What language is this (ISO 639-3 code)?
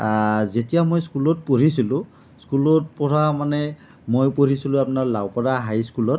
asm